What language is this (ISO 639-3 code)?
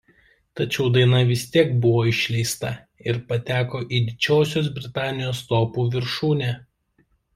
lit